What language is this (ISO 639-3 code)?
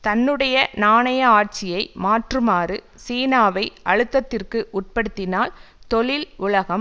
tam